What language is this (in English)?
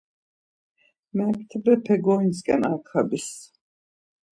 Laz